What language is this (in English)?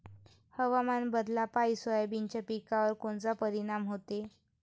Marathi